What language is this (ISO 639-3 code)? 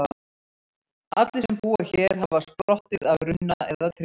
isl